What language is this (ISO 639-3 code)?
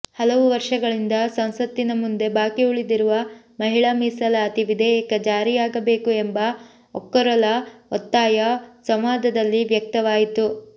kan